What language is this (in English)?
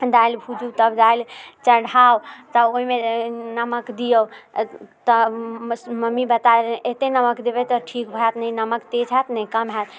Maithili